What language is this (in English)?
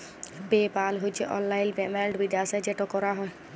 Bangla